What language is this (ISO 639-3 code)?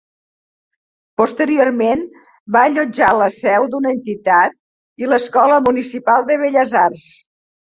cat